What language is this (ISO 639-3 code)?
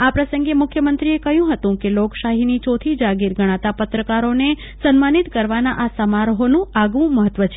guj